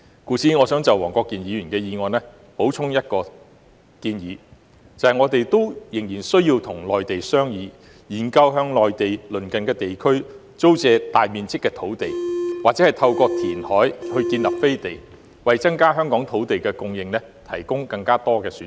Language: Cantonese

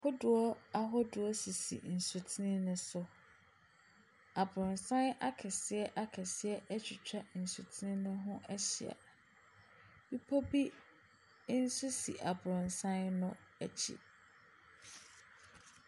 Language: Akan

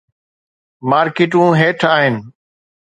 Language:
Sindhi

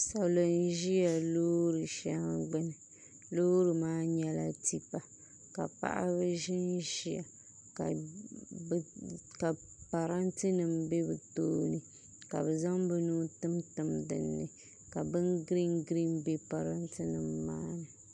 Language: Dagbani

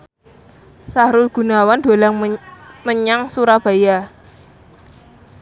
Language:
Javanese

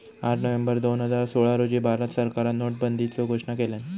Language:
Marathi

